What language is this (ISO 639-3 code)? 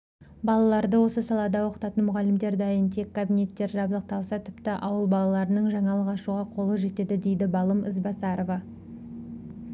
kaz